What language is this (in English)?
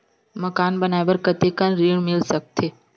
Chhattisgarhi